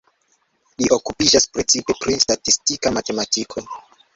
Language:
Esperanto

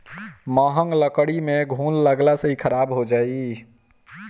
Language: Bhojpuri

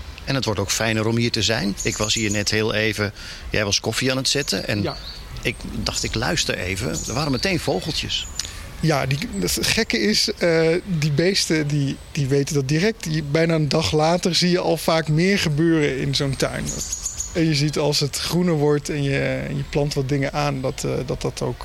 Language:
Dutch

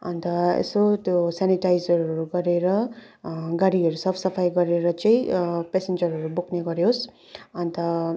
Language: Nepali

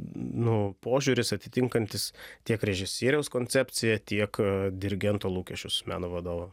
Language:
Lithuanian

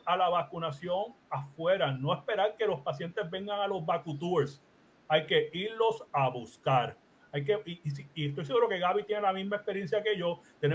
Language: Spanish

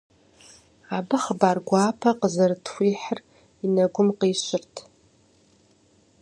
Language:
Kabardian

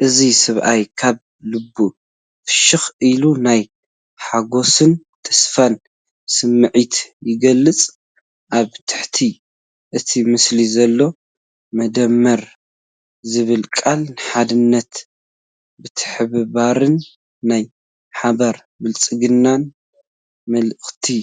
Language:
Tigrinya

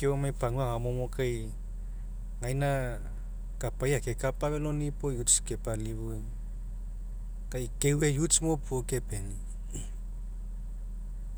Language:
Mekeo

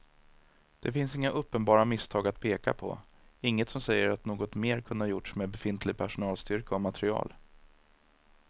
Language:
Swedish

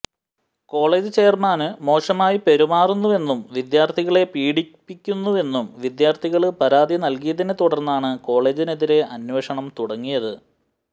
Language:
Malayalam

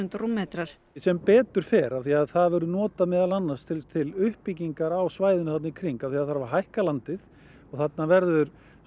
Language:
Icelandic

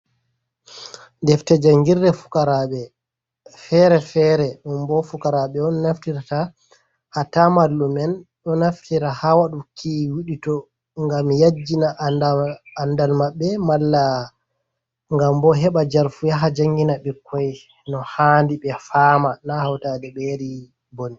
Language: Fula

